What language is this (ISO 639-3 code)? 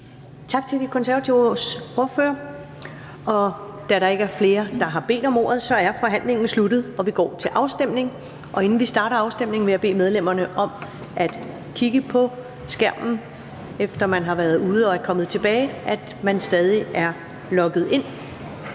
dan